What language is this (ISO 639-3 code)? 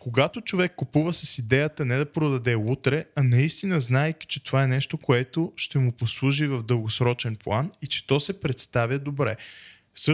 bul